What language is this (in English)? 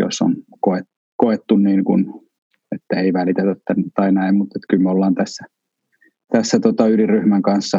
Finnish